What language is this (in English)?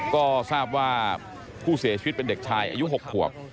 Thai